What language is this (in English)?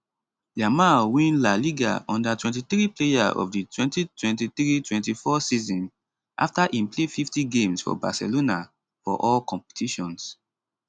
Nigerian Pidgin